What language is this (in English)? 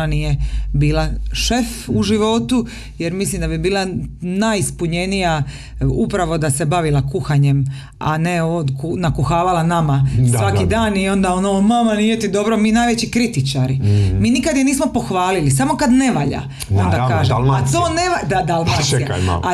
Croatian